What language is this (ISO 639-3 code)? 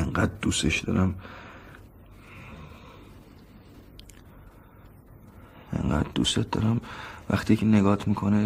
fas